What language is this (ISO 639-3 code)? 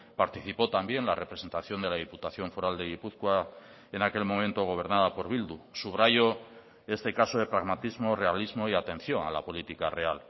spa